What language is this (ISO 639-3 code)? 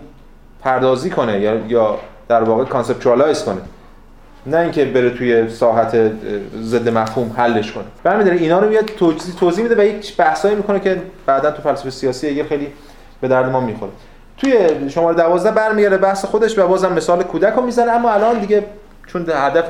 fas